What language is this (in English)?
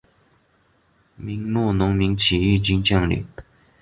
Chinese